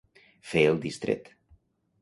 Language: Catalan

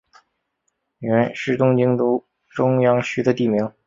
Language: Chinese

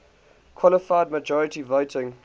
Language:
English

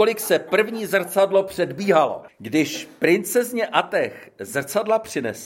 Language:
Czech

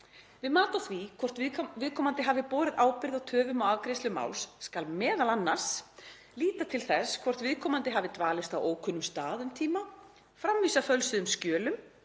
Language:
Icelandic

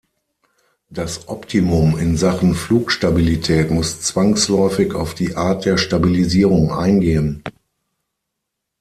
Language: German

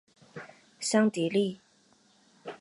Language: Chinese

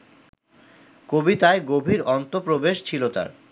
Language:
Bangla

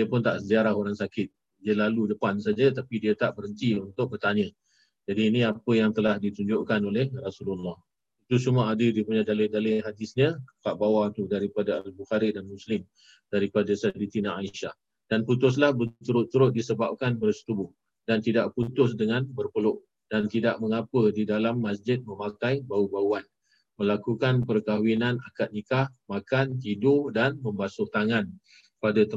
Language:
Malay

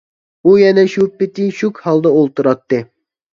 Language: Uyghur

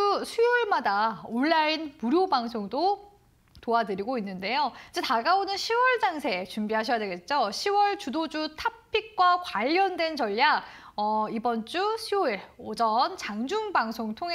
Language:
Korean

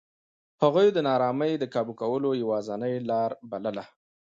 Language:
Pashto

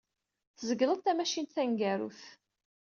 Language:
Kabyle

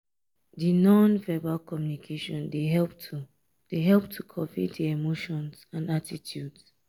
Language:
Nigerian Pidgin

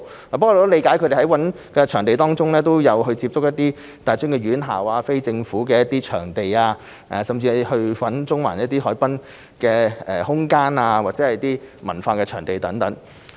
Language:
Cantonese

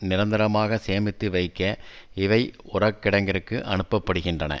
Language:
Tamil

